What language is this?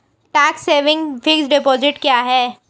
Hindi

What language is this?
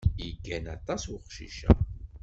Kabyle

